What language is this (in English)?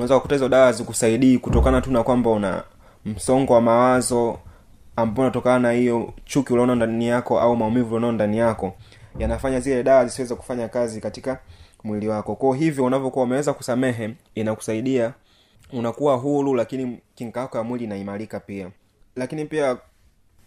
Swahili